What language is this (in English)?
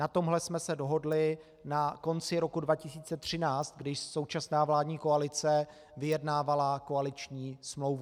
Czech